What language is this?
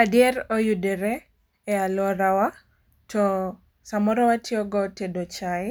Luo (Kenya and Tanzania)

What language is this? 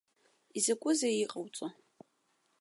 Abkhazian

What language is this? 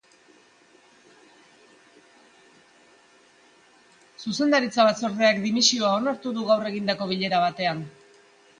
Basque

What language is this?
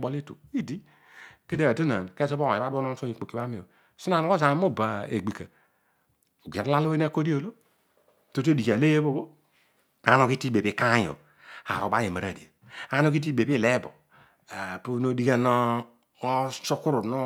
Odual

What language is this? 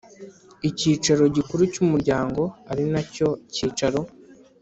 Kinyarwanda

